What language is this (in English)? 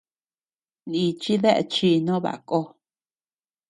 Tepeuxila Cuicatec